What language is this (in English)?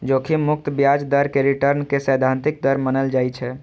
Maithili